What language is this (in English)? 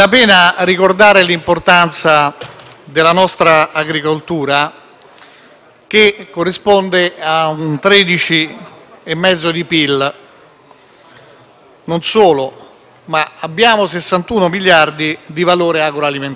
Italian